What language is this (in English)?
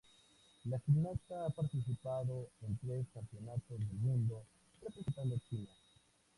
Spanish